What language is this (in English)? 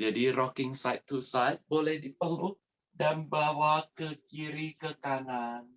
Indonesian